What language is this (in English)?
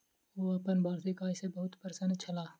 Maithili